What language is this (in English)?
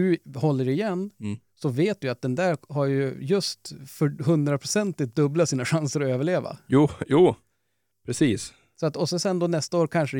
Swedish